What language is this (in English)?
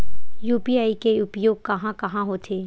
Chhattisgarhi